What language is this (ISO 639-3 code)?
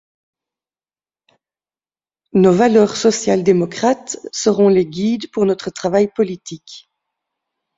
fra